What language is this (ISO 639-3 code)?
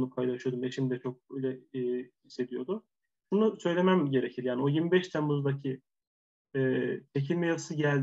tur